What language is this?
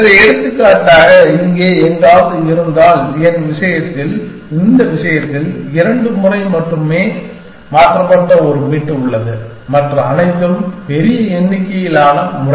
Tamil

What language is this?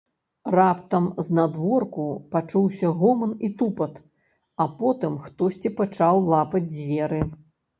Belarusian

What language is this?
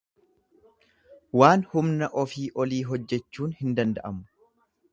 Oromo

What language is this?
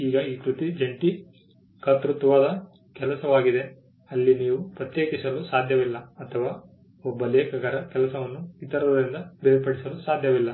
Kannada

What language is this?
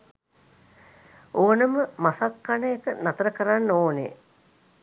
Sinhala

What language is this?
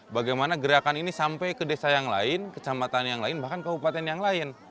Indonesian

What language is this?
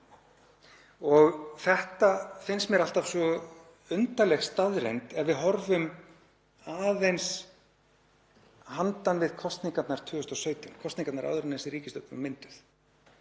Icelandic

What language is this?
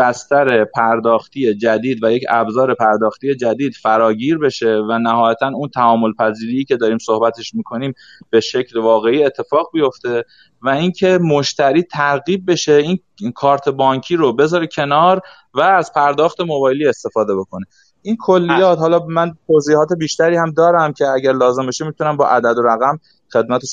Persian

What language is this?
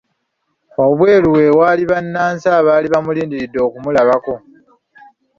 Ganda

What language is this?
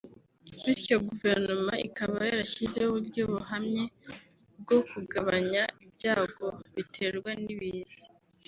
Kinyarwanda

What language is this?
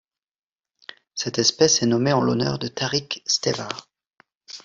French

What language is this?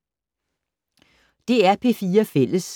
Danish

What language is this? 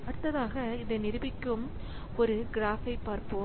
Tamil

